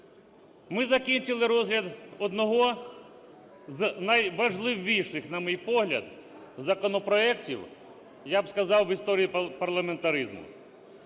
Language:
Ukrainian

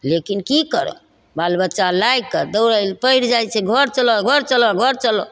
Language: Maithili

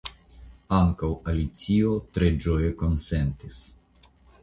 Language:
Esperanto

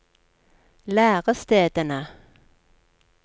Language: Norwegian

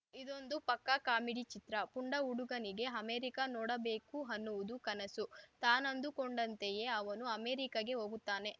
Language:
Kannada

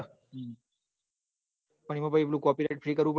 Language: Gujarati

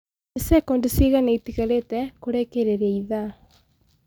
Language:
Kikuyu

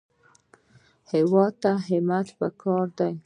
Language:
Pashto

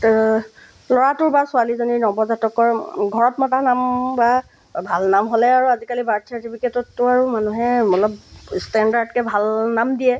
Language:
Assamese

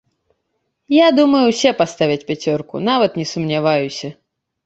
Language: Belarusian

